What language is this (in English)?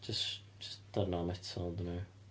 Welsh